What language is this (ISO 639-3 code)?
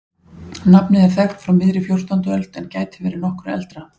isl